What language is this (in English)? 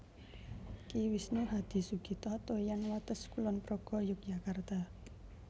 Javanese